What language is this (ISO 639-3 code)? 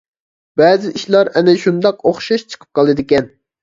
uig